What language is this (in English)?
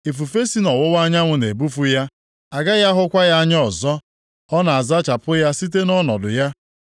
Igbo